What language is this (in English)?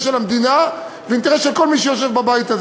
Hebrew